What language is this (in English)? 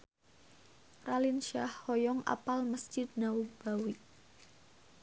Sundanese